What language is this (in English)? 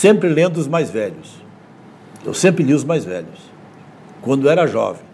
Portuguese